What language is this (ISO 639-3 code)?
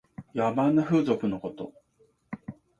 jpn